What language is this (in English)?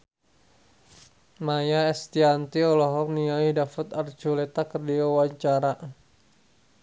Sundanese